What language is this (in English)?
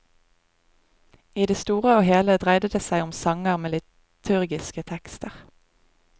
Norwegian